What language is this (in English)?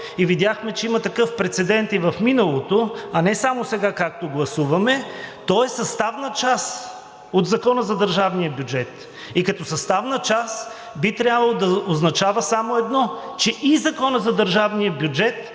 Bulgarian